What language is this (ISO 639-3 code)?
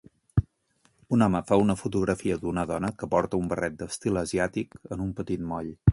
cat